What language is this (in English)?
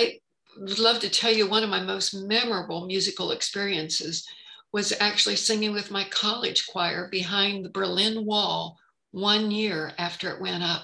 English